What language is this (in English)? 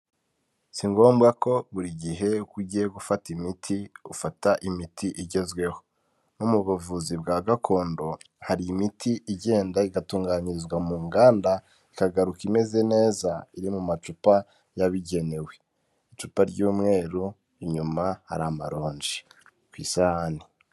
Kinyarwanda